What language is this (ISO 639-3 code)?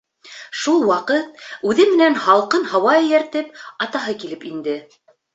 bak